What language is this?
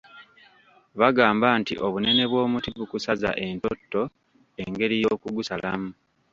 Ganda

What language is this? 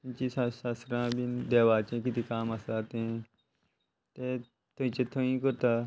Konkani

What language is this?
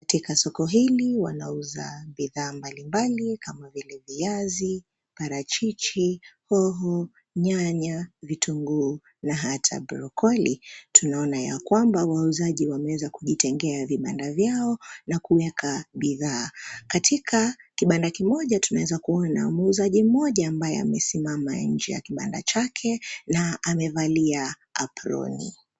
Swahili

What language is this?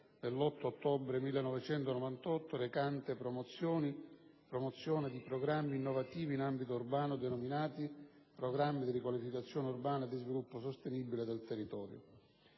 Italian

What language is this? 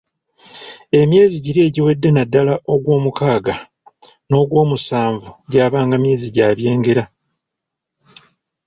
Ganda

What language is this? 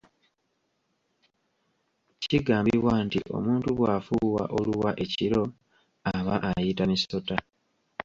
Ganda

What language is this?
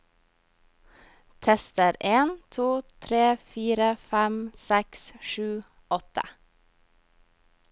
Norwegian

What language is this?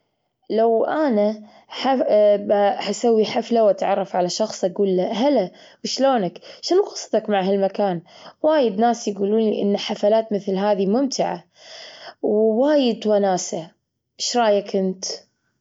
Gulf Arabic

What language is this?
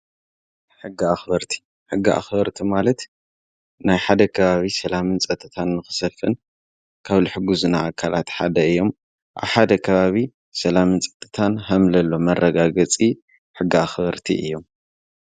Tigrinya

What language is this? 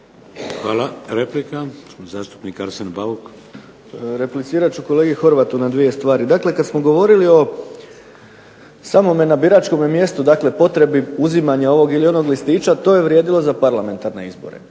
Croatian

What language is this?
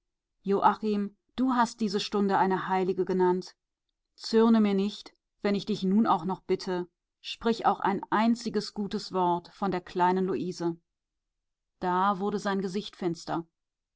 German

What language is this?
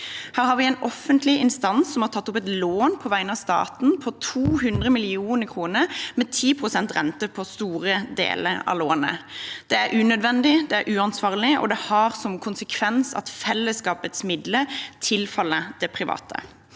Norwegian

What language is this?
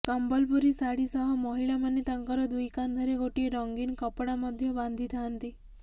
Odia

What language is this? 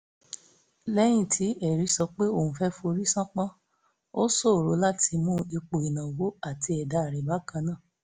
Yoruba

